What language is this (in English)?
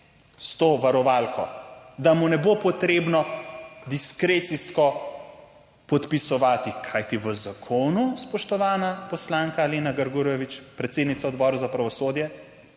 Slovenian